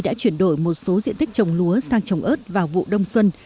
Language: Vietnamese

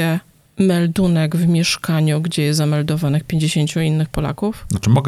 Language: Polish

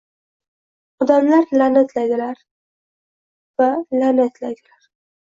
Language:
Uzbek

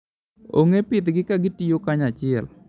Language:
Luo (Kenya and Tanzania)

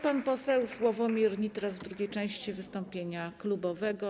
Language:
Polish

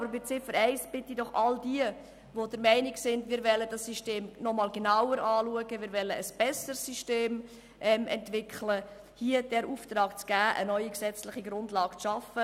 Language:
Swiss German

